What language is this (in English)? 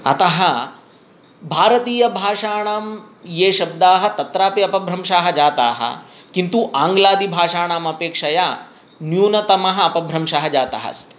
Sanskrit